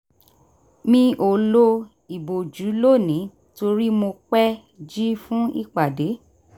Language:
Yoruba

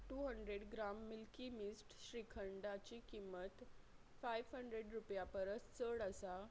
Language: Konkani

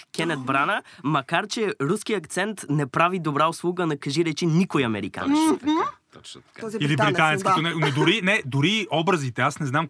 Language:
Bulgarian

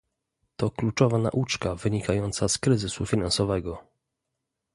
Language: Polish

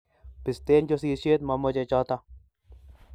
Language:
Kalenjin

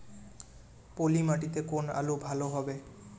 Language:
Bangla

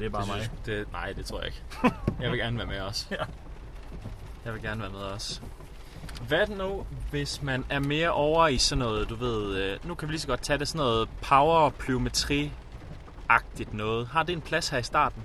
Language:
Danish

